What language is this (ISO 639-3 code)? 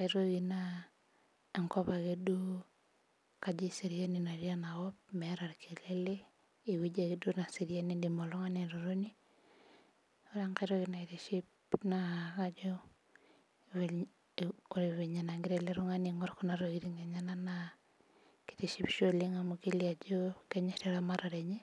mas